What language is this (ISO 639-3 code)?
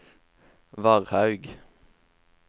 nor